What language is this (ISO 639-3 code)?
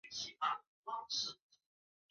zho